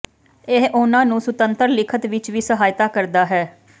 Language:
Punjabi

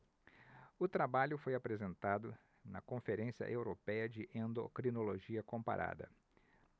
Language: Portuguese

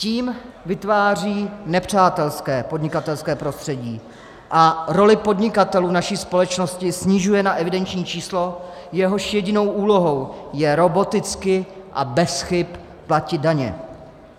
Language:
Czech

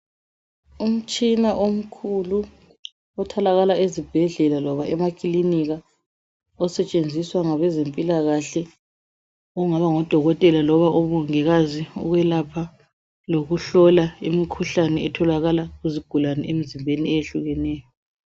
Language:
North Ndebele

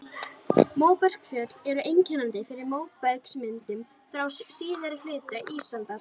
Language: Icelandic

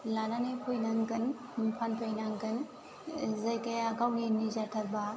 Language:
Bodo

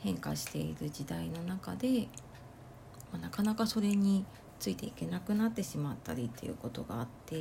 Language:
Japanese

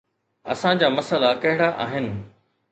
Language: Sindhi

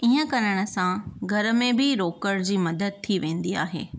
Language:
Sindhi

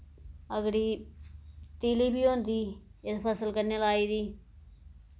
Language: Dogri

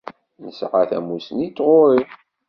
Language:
Kabyle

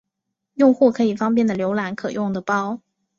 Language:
Chinese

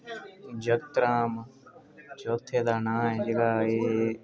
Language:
Dogri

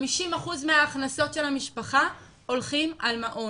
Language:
Hebrew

